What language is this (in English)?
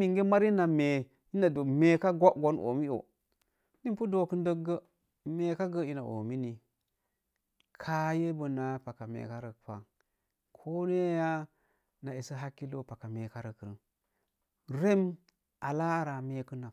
Mom Jango